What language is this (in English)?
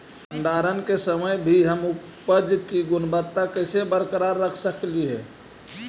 Magahi